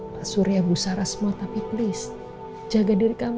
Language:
Indonesian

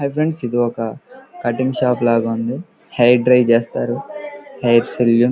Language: Telugu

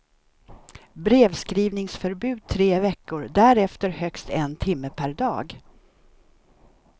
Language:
Swedish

